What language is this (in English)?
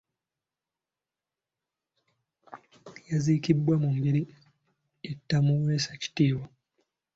Ganda